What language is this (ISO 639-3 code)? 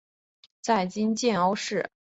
zho